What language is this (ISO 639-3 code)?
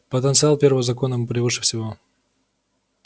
rus